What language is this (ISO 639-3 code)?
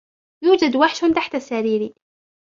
ara